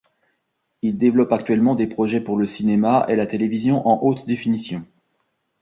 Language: French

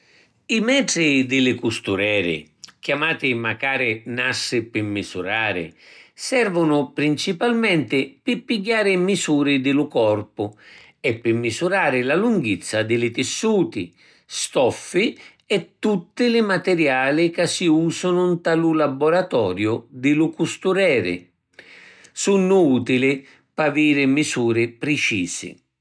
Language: Sicilian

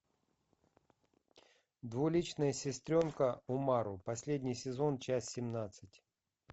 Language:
Russian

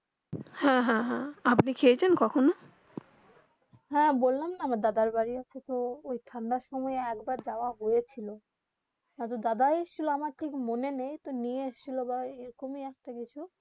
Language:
Bangla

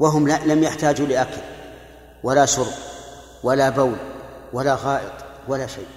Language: Arabic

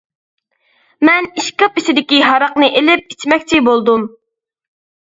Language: Uyghur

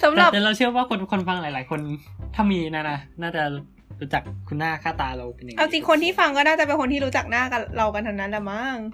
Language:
Thai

